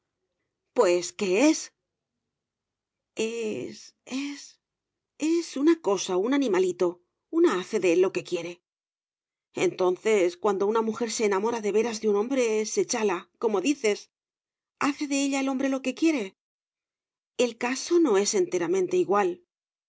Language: Spanish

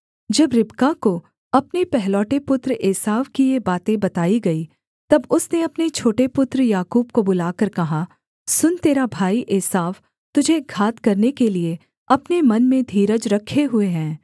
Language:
Hindi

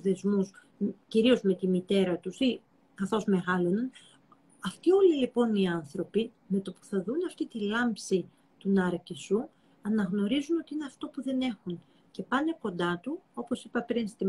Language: Greek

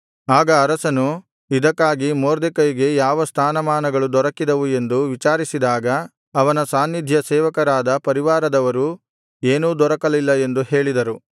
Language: Kannada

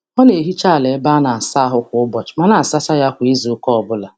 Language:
Igbo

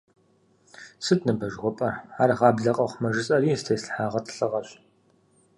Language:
Kabardian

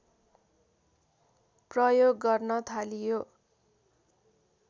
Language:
Nepali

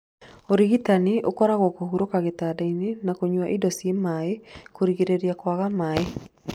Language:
Kikuyu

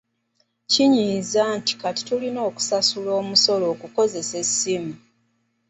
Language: Ganda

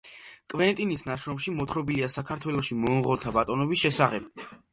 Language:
Georgian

